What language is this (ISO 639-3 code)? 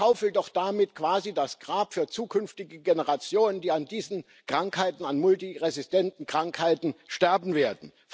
deu